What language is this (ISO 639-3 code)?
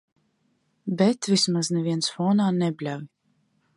lav